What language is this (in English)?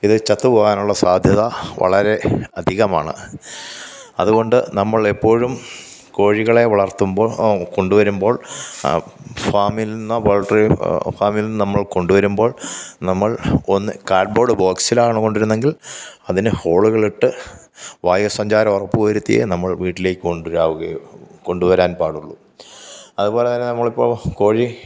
Malayalam